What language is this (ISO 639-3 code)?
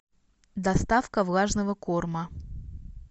rus